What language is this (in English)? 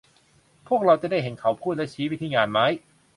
Thai